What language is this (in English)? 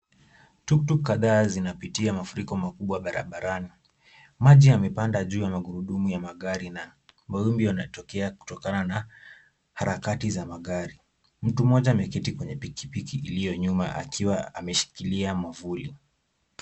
Swahili